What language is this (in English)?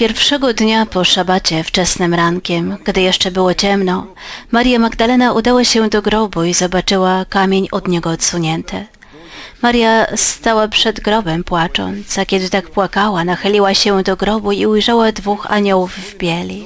Polish